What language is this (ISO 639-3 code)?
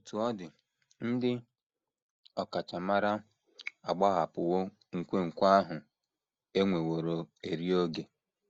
ibo